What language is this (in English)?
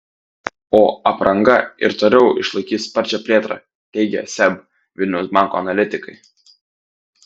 Lithuanian